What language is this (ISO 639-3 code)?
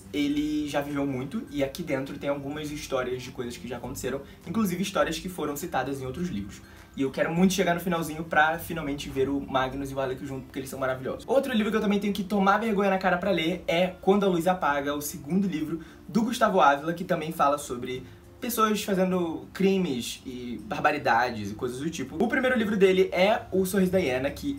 por